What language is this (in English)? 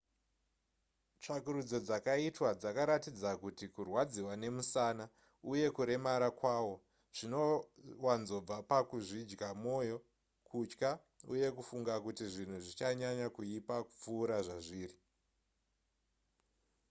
Shona